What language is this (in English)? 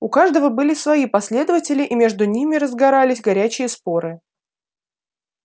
Russian